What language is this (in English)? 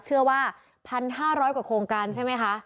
Thai